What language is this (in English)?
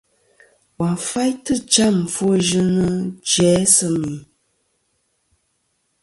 Kom